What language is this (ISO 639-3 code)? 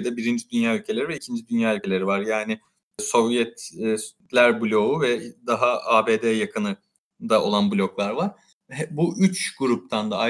tur